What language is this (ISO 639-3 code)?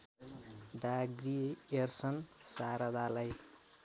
nep